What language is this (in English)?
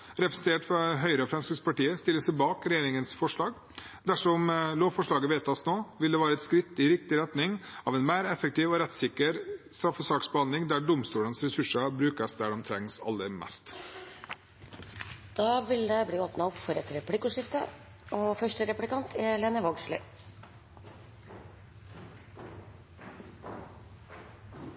Norwegian